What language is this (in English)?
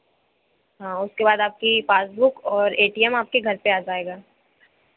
Hindi